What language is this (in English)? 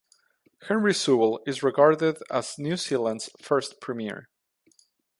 English